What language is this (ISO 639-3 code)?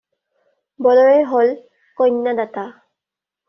asm